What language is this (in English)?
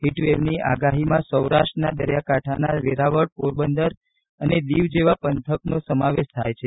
Gujarati